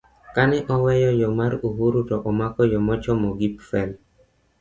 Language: Luo (Kenya and Tanzania)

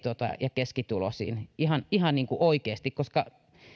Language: Finnish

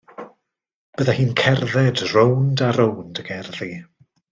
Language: Welsh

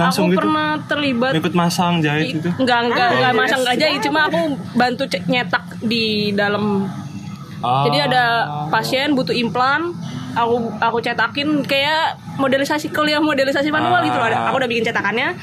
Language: Indonesian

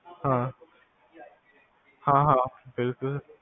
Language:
Punjabi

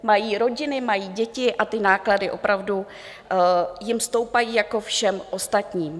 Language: Czech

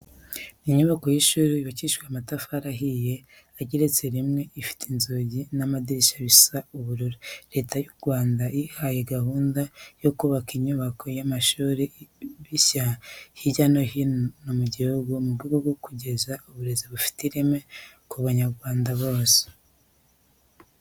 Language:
Kinyarwanda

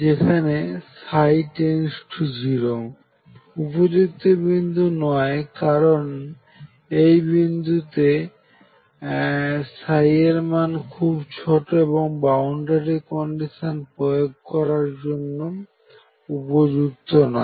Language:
Bangla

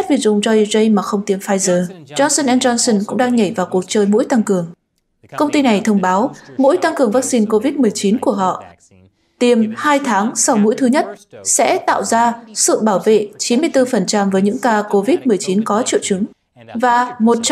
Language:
Vietnamese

